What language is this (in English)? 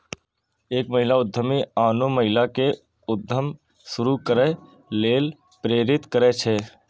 Maithili